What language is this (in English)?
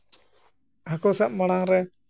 Santali